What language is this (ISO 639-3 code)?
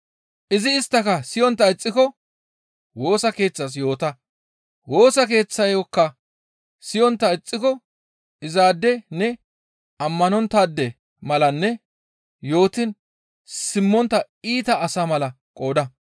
gmv